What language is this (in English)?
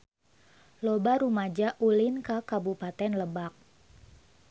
Sundanese